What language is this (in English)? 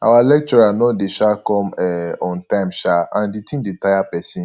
Nigerian Pidgin